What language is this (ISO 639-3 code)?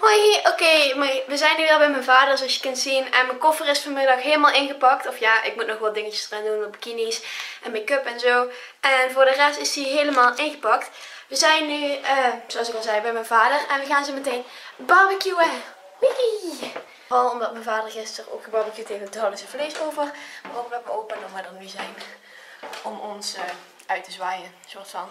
nld